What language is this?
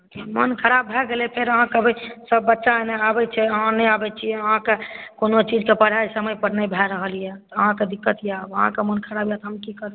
Maithili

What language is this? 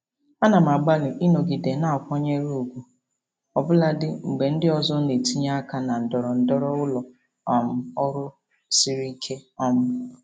Igbo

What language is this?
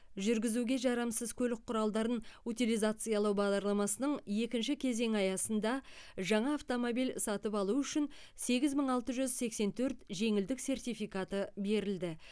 Kazakh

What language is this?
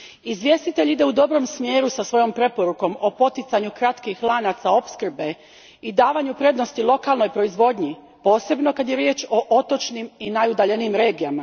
Croatian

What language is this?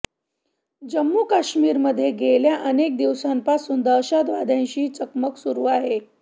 Marathi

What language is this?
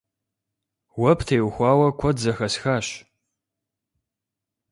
Kabardian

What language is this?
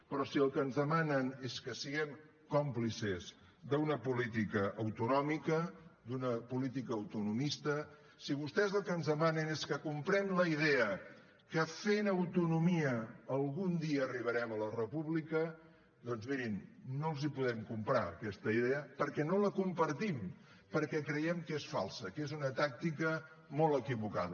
Catalan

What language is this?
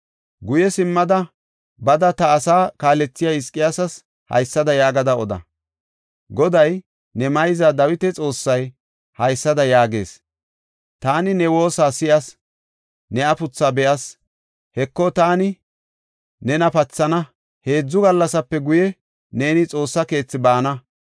Gofa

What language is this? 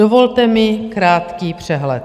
Czech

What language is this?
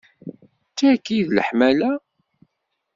Kabyle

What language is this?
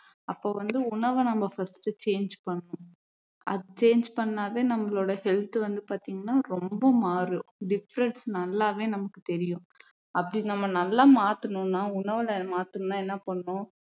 Tamil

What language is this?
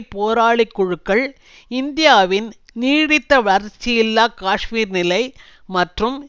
Tamil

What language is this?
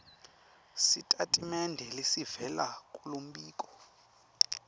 Swati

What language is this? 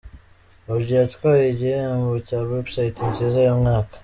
Kinyarwanda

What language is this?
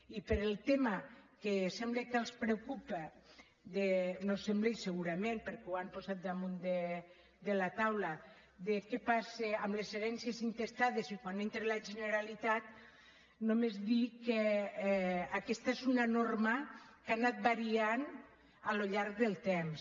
Catalan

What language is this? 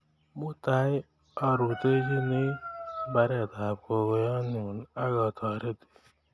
Kalenjin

